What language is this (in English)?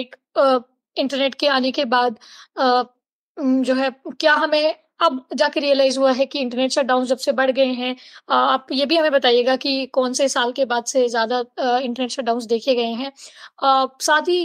Hindi